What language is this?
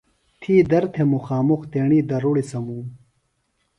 Phalura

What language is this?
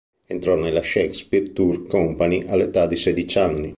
Italian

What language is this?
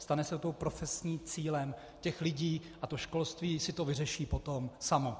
Czech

